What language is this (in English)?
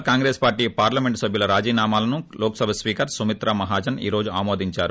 Telugu